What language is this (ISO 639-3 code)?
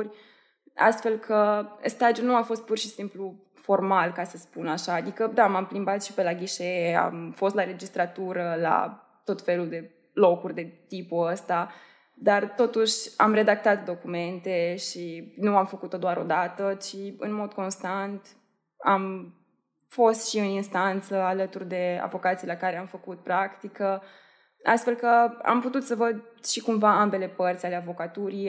ron